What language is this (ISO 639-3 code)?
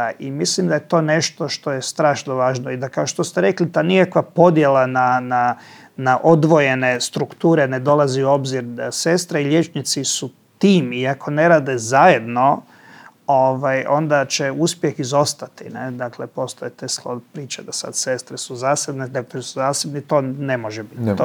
hrv